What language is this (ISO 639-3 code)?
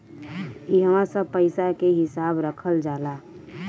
bho